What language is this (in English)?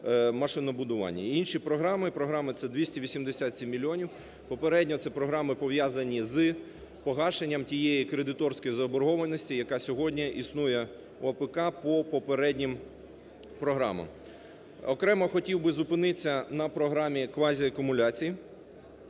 Ukrainian